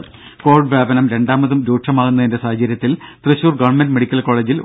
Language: Malayalam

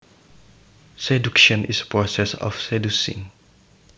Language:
Javanese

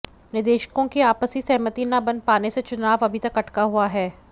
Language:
Hindi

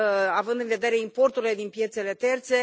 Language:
Romanian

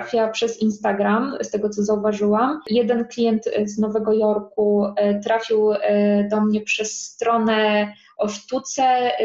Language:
Polish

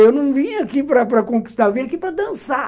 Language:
Portuguese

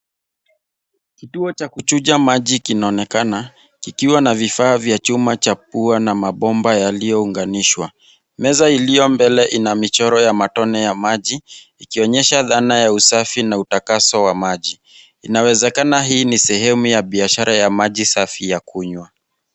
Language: Swahili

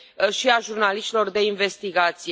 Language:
Romanian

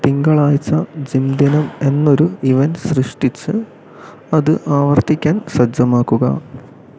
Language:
Malayalam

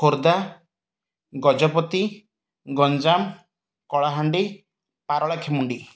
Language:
Odia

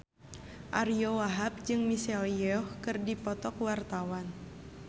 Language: Sundanese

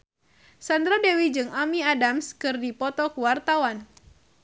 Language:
Sundanese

